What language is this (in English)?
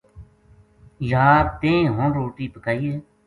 Gujari